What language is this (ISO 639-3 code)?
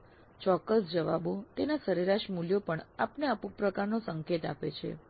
guj